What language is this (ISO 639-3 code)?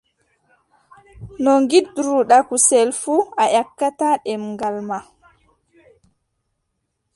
fub